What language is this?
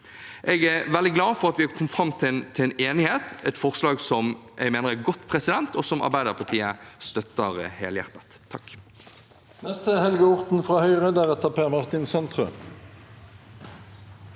Norwegian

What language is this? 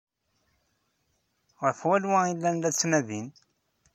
Kabyle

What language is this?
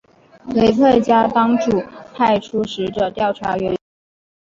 Chinese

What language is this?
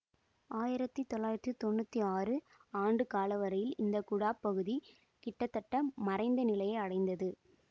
Tamil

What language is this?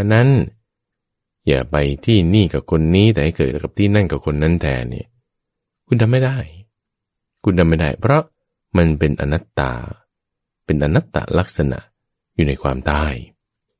Thai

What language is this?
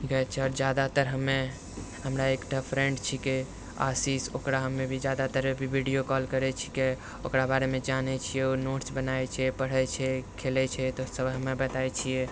Maithili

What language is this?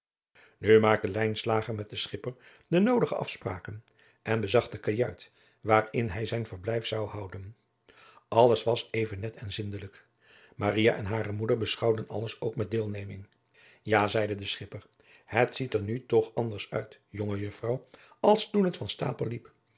Dutch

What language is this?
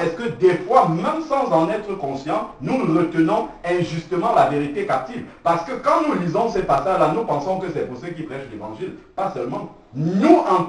French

